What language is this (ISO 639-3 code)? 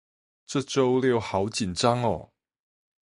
zho